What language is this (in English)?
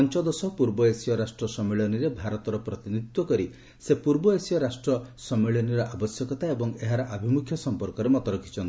Odia